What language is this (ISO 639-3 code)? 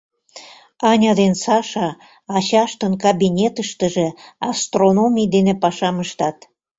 chm